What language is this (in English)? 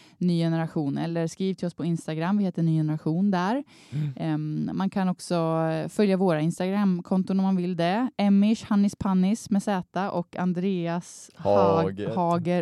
Swedish